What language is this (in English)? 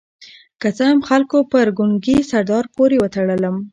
Pashto